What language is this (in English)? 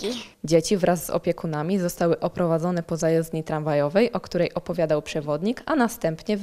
Polish